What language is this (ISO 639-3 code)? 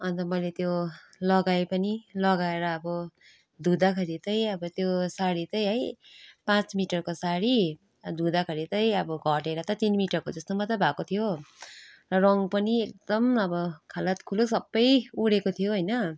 nep